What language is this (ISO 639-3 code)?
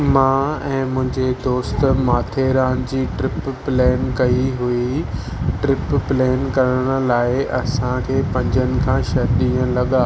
snd